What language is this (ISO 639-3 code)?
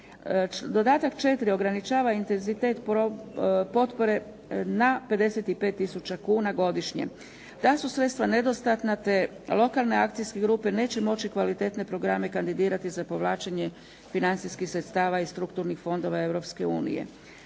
hrv